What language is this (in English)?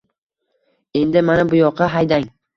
Uzbek